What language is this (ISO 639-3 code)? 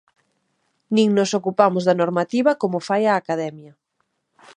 glg